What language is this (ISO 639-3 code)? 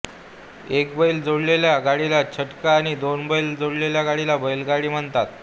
mar